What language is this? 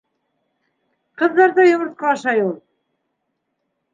Bashkir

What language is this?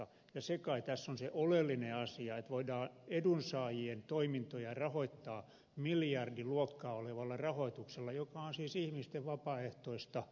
Finnish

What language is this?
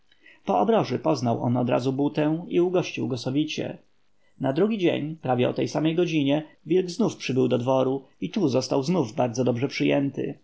Polish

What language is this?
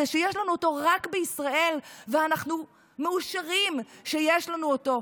Hebrew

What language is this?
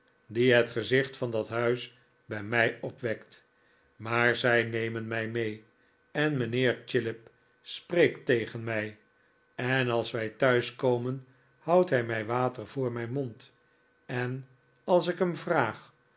Dutch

